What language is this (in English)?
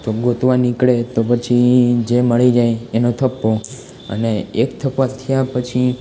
Gujarati